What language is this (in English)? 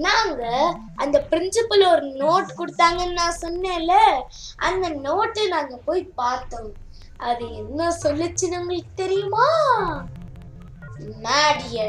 Tamil